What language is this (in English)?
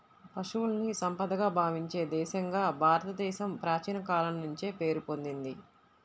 Telugu